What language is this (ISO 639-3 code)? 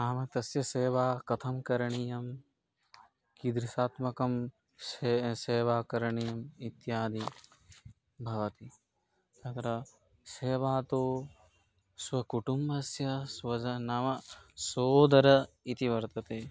san